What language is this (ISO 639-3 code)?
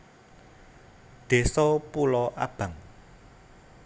jav